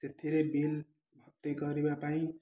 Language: Odia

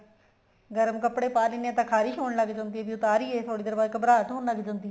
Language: Punjabi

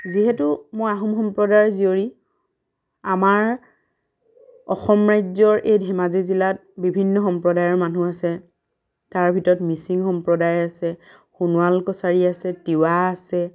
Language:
Assamese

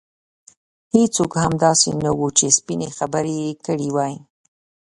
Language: Pashto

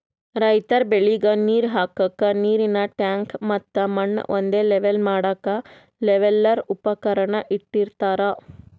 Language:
Kannada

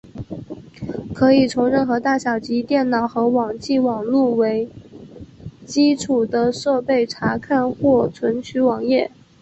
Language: Chinese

